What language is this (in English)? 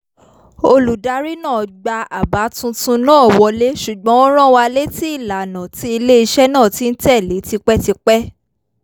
Yoruba